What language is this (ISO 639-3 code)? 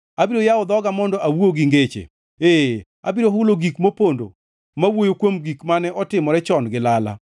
luo